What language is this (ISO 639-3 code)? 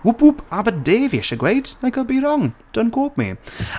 cym